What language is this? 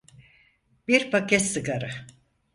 Turkish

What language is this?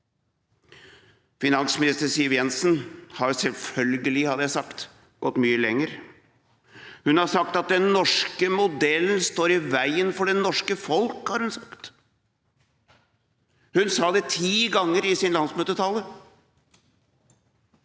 Norwegian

